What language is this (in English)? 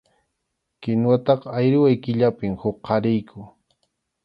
Arequipa-La Unión Quechua